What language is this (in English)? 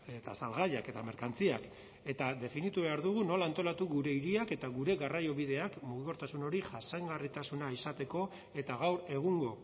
Basque